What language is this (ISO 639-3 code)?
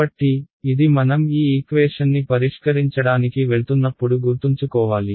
tel